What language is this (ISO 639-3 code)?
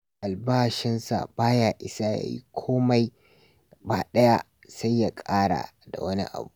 hau